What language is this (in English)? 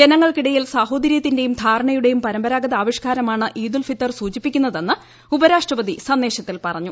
Malayalam